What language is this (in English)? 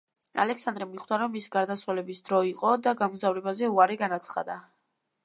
Georgian